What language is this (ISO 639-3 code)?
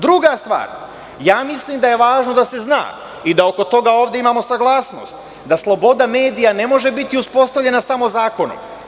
srp